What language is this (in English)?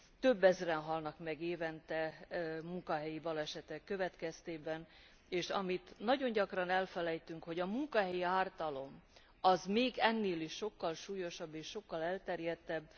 Hungarian